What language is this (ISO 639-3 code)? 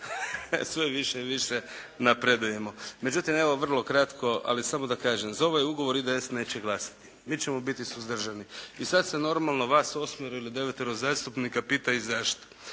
hrv